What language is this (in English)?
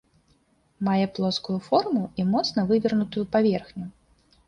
Belarusian